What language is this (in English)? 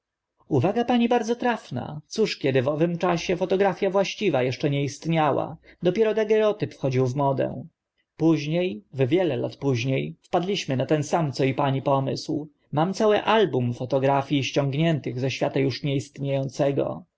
Polish